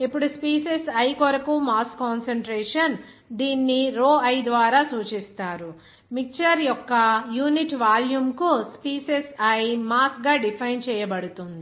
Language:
Telugu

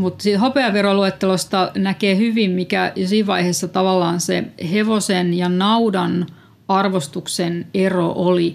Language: Finnish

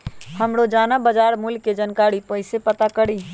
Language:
Magahi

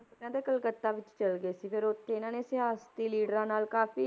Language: Punjabi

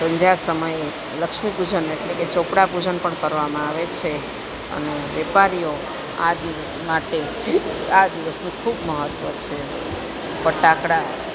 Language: Gujarati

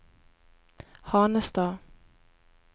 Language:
Norwegian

